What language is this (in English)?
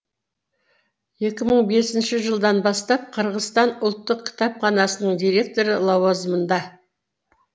Kazakh